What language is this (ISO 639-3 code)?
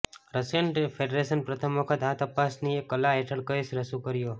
guj